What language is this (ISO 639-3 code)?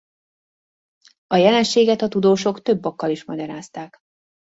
hun